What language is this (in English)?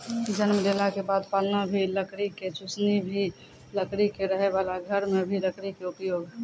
Maithili